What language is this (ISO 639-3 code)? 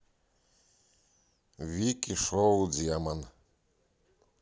rus